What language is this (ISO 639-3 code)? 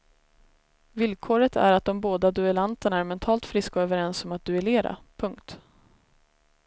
swe